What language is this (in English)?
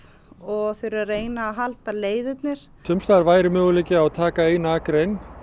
Icelandic